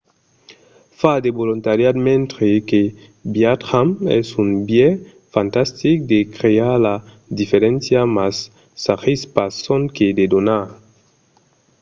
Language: Occitan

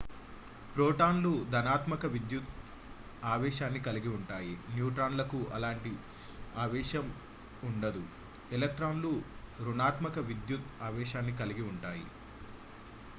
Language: Telugu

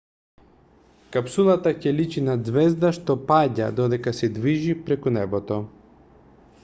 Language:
Macedonian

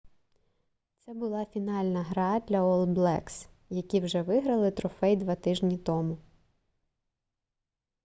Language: Ukrainian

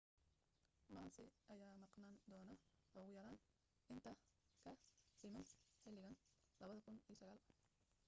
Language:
Somali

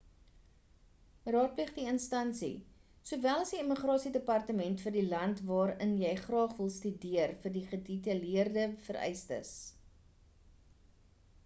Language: Afrikaans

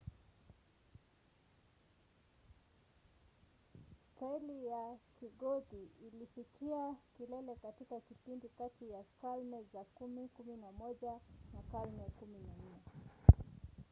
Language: Swahili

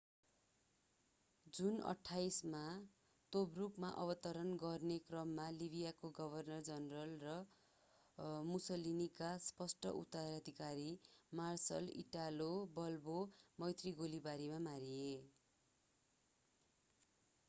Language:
Nepali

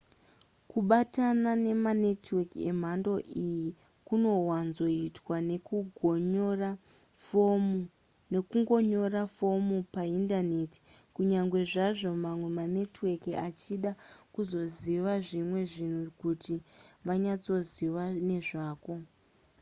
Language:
Shona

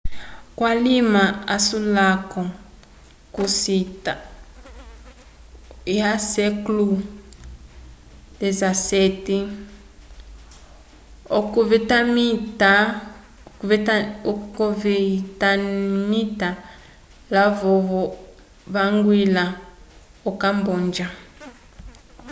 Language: Umbundu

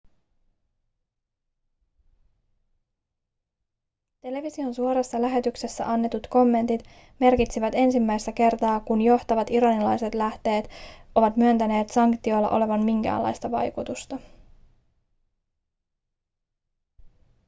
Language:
Finnish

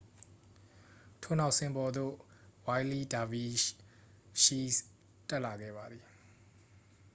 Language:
Burmese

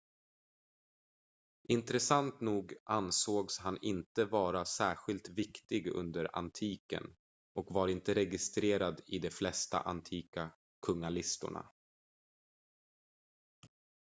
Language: Swedish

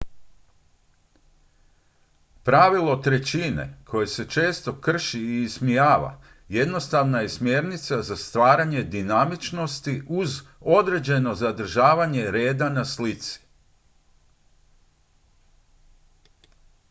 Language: Croatian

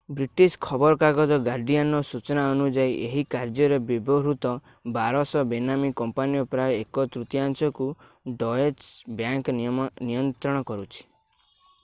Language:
Odia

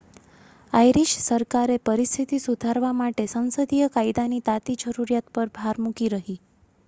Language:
Gujarati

